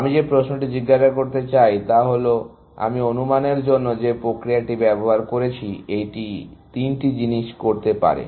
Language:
Bangla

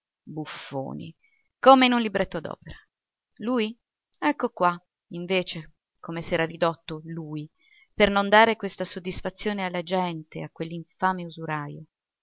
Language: Italian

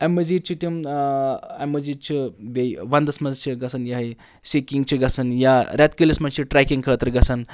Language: Kashmiri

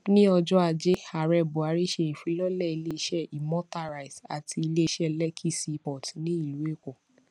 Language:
Yoruba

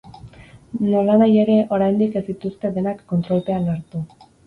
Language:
Basque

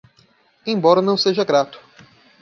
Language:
Portuguese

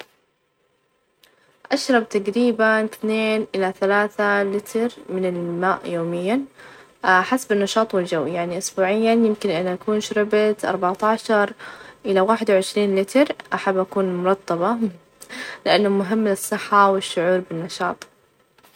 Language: Najdi Arabic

